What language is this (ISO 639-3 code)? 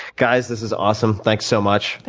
eng